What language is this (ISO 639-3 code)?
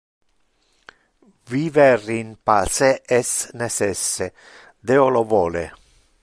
ina